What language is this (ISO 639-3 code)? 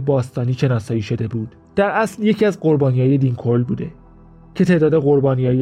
fas